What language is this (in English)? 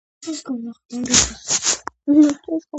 Georgian